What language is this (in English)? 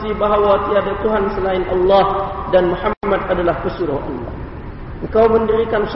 Malay